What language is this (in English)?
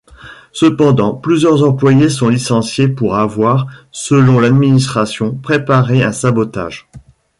French